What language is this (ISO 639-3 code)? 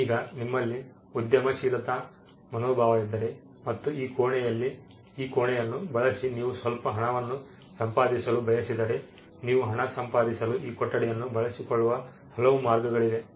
kan